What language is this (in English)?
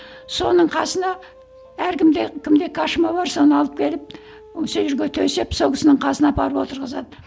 Kazakh